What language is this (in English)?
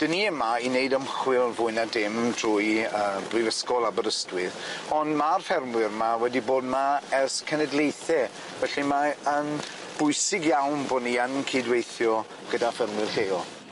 Welsh